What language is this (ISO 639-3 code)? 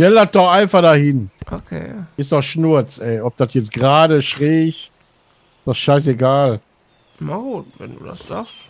deu